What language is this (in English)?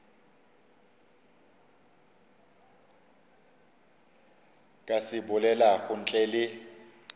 Northern Sotho